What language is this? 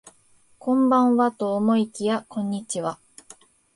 Japanese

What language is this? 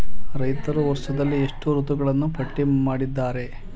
Kannada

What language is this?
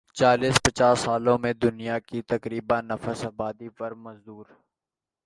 Urdu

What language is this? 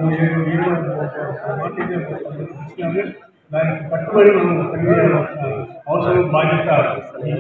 Telugu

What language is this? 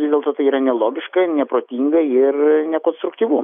Lithuanian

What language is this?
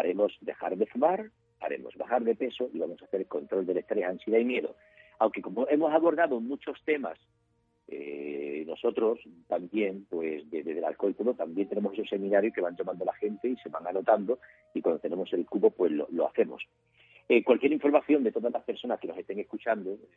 Spanish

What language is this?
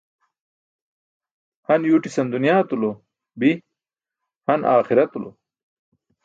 Burushaski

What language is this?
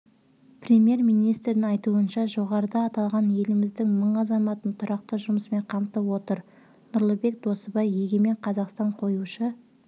Kazakh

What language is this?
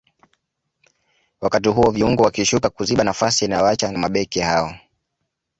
Swahili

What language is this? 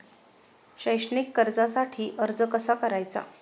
Marathi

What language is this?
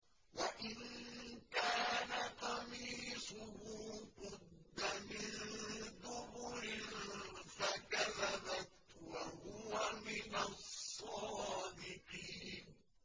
Arabic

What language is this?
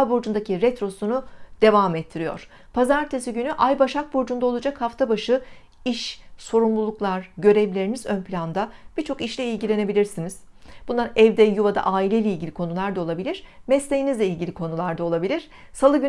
Turkish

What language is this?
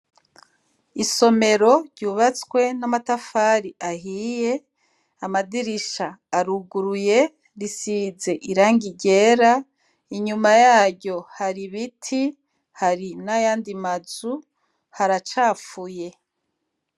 Rundi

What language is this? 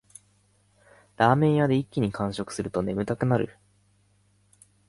Japanese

